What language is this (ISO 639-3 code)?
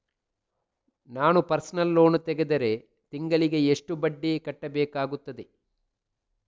kan